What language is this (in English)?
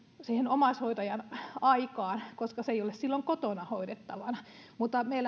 Finnish